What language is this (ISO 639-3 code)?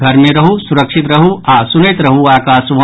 mai